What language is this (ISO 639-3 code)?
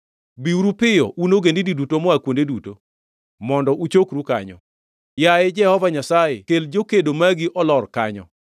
luo